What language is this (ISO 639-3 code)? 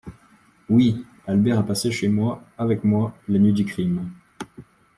fra